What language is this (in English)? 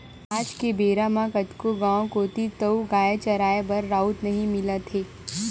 Chhattisgarhi